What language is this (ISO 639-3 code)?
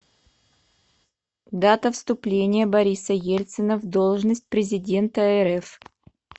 rus